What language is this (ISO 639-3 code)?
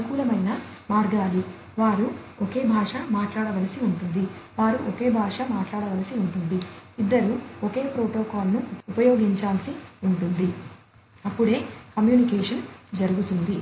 tel